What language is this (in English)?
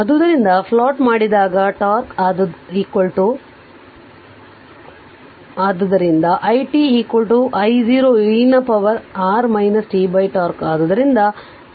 Kannada